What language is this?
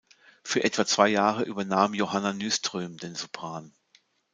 German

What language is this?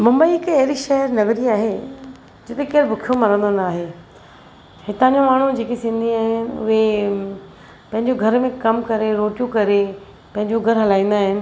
Sindhi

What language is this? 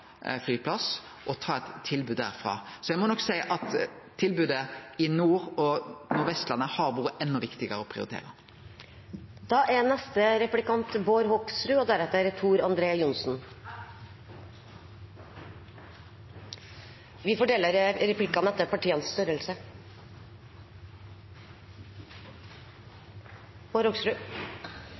Norwegian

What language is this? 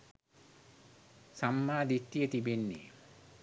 Sinhala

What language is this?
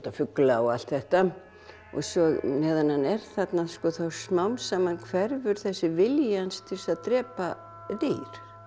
Icelandic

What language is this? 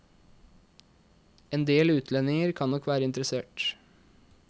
Norwegian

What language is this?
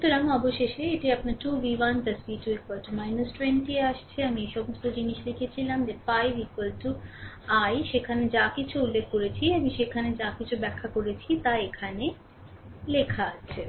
Bangla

